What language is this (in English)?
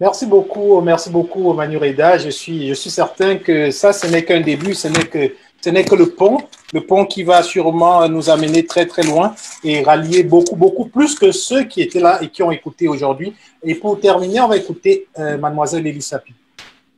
French